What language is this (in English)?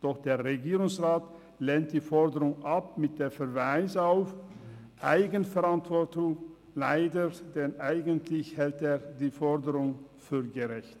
Swiss German